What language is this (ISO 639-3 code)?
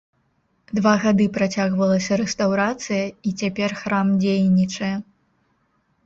bel